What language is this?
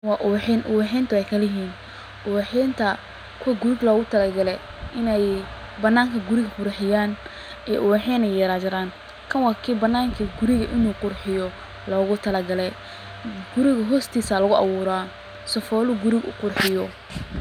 Somali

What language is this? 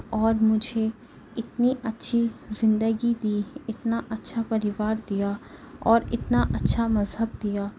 Urdu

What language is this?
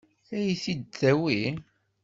Kabyle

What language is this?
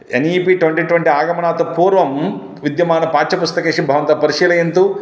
Sanskrit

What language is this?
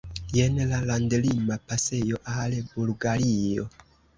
Esperanto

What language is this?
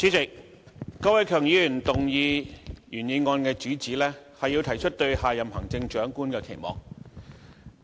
Cantonese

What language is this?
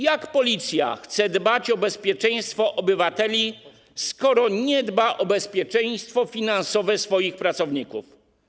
Polish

